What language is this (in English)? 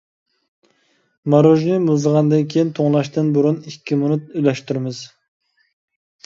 Uyghur